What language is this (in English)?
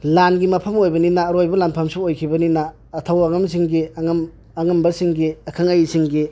Manipuri